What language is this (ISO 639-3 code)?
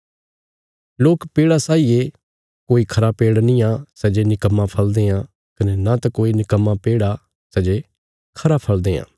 kfs